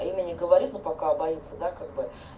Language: Russian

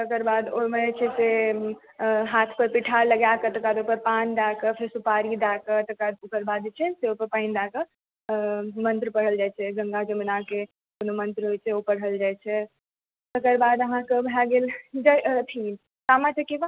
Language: Maithili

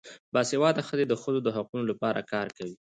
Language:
Pashto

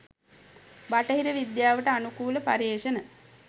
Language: Sinhala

